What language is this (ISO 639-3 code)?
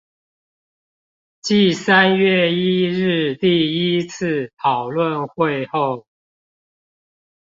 zho